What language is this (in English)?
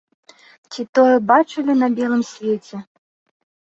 Belarusian